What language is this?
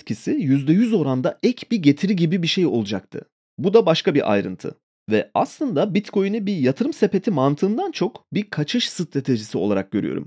Turkish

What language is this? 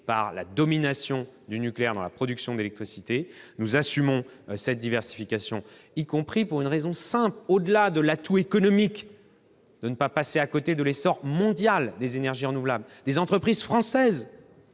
French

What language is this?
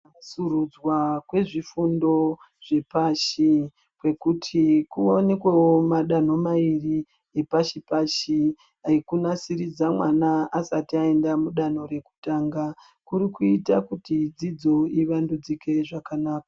Ndau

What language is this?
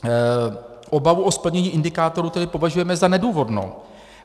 Czech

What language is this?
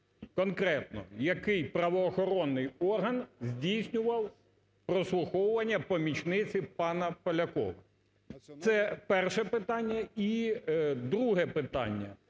Ukrainian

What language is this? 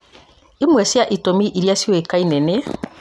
Kikuyu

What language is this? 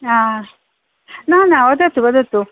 Sanskrit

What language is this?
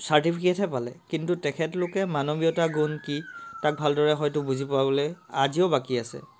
Assamese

